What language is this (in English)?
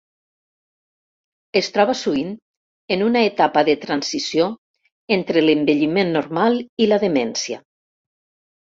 Catalan